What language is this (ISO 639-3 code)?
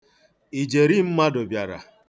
ibo